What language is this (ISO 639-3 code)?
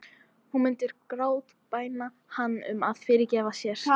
isl